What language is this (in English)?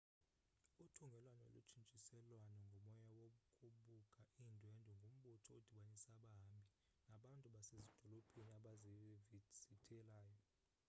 Xhosa